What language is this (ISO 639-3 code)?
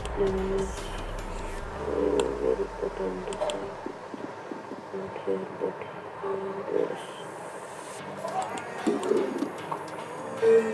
eng